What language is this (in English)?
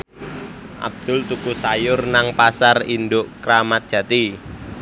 Javanese